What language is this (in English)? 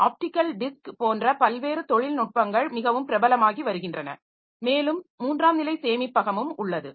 Tamil